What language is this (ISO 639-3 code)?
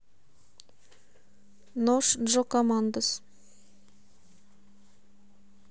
rus